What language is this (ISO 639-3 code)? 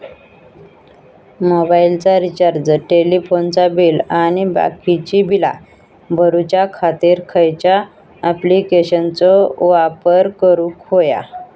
mar